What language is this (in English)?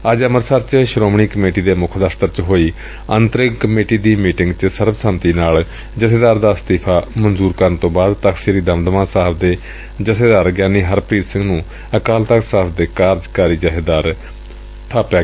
Punjabi